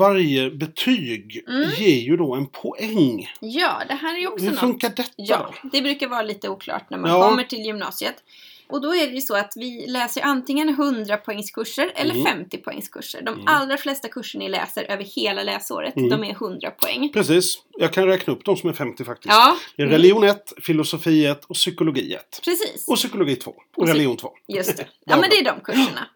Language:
Swedish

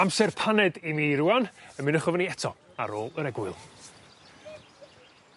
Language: Welsh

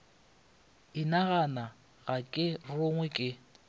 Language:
Northern Sotho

